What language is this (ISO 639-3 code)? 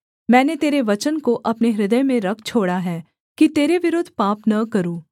hin